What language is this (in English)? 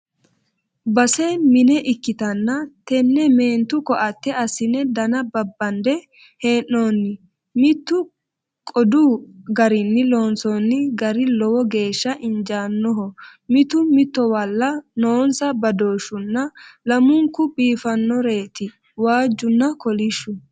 Sidamo